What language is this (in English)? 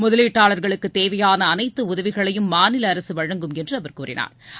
Tamil